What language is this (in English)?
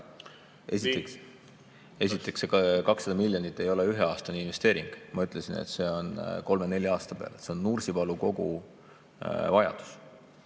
Estonian